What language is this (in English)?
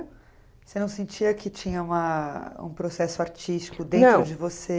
Portuguese